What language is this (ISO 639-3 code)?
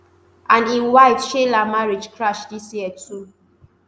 pcm